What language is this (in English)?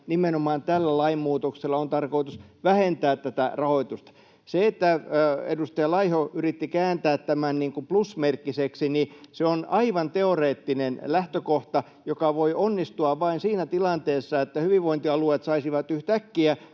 Finnish